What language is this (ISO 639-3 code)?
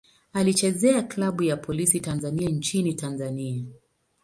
swa